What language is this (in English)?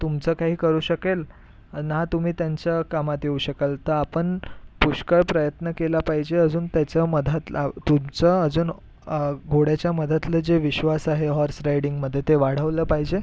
Marathi